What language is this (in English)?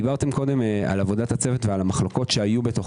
Hebrew